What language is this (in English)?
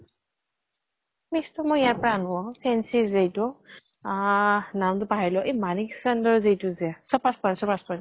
Assamese